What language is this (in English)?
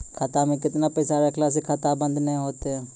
Maithili